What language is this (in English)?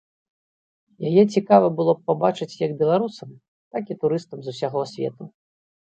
Belarusian